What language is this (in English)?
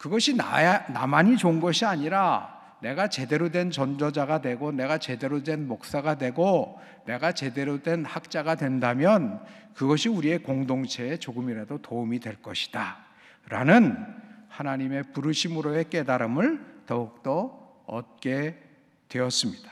Korean